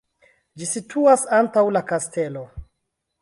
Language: Esperanto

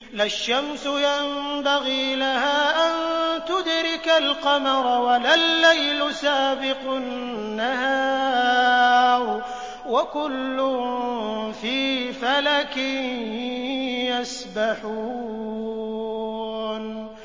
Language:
Arabic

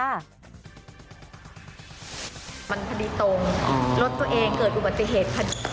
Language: Thai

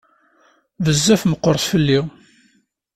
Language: Kabyle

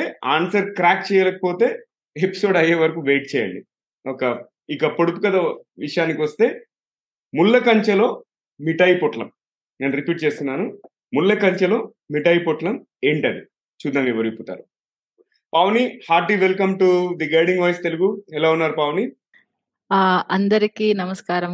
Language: Telugu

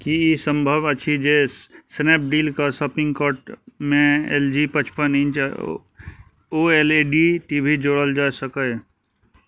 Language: Maithili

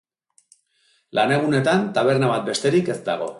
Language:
Basque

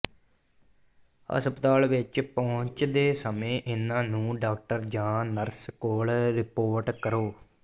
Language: Punjabi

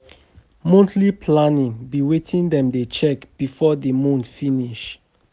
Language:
Nigerian Pidgin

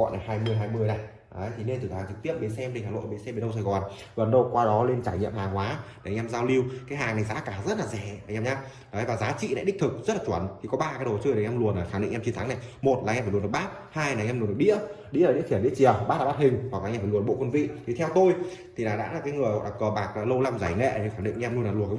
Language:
Vietnamese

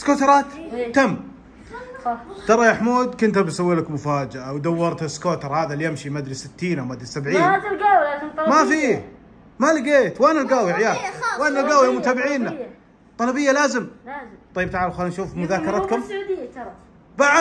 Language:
Arabic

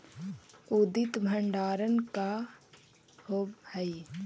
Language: Magahi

